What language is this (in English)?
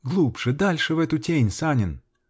Russian